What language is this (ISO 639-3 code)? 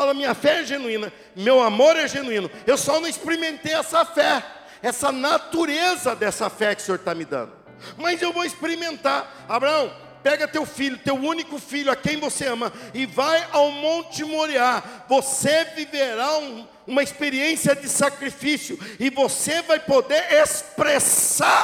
por